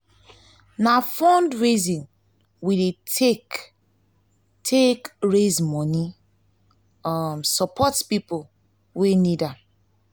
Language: Nigerian Pidgin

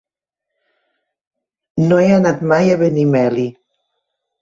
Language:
Catalan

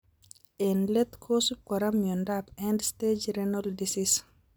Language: Kalenjin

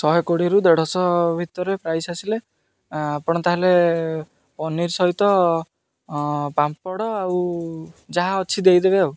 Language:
Odia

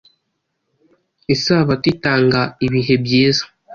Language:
Kinyarwanda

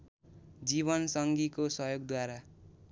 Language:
Nepali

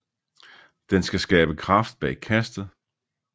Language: Danish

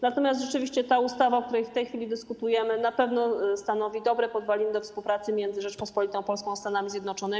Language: Polish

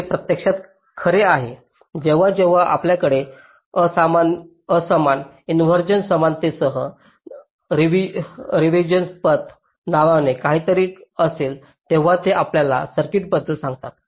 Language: Marathi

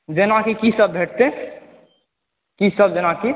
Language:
Maithili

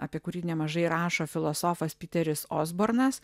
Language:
Lithuanian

